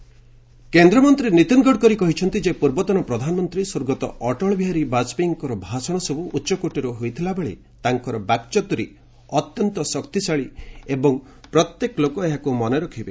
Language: Odia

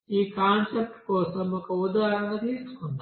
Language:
Telugu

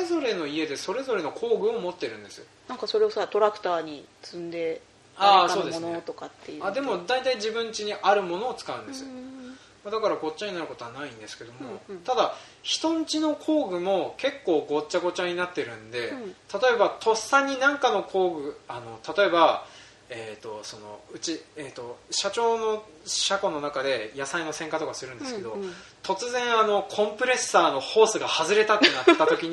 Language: Japanese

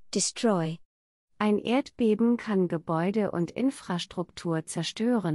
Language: German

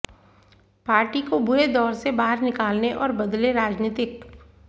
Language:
Hindi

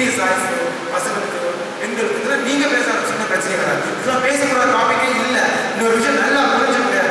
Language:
Greek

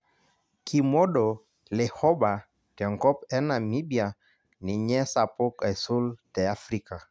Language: Masai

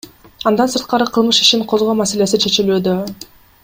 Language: Kyrgyz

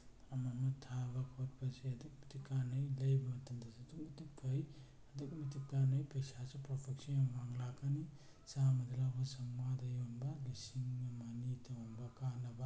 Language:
Manipuri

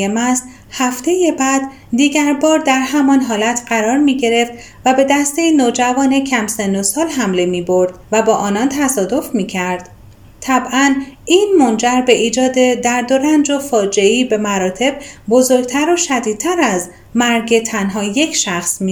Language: Persian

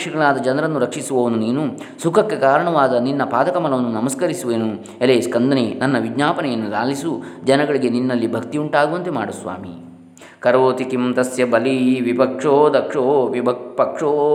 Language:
Kannada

